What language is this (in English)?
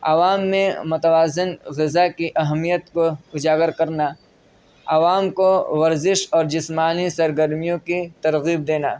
Urdu